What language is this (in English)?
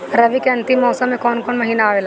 Bhojpuri